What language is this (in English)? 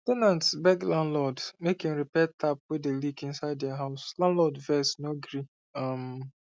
Nigerian Pidgin